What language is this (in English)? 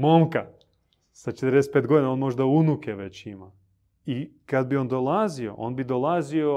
Croatian